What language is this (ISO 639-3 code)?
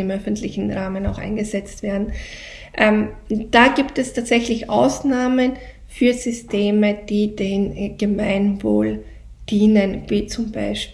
deu